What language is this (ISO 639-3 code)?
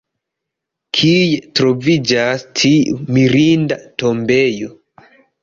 epo